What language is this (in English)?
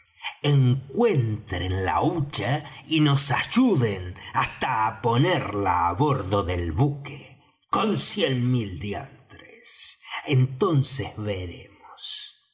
Spanish